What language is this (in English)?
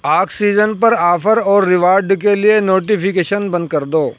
Urdu